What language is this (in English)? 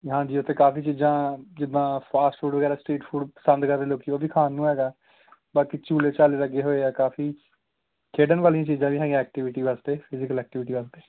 Punjabi